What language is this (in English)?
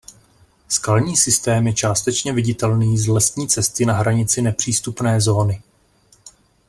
Czech